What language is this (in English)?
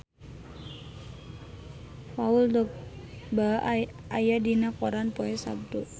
Sundanese